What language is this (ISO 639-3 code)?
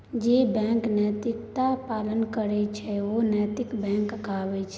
mai